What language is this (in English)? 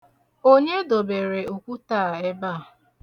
Igbo